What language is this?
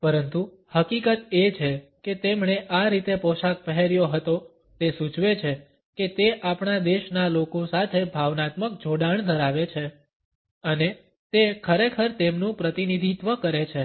Gujarati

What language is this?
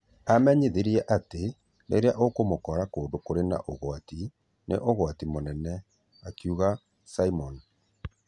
Kikuyu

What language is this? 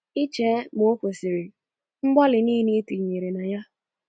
Igbo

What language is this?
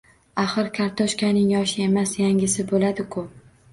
Uzbek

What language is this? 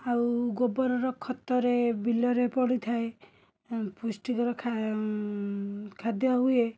Odia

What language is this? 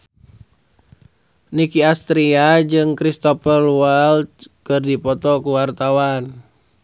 Sundanese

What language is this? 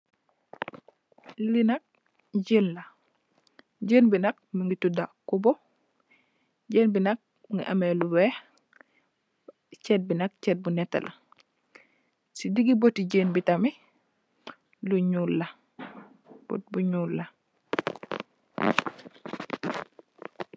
Wolof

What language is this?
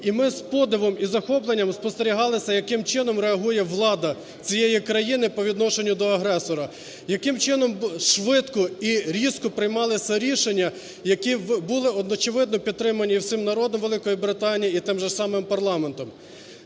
Ukrainian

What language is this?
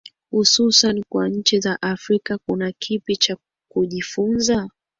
Swahili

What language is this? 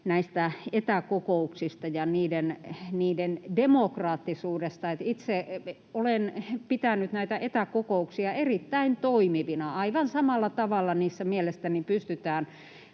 Finnish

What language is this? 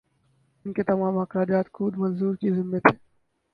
Urdu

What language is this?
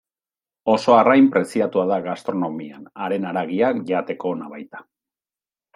Basque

